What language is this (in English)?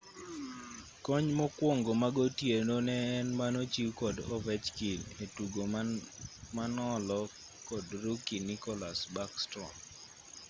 Luo (Kenya and Tanzania)